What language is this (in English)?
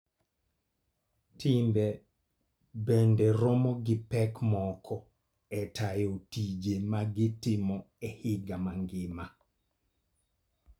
Luo (Kenya and Tanzania)